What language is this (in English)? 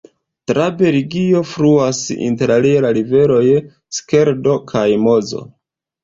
Esperanto